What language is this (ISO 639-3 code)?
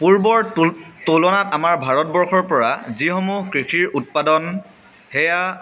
asm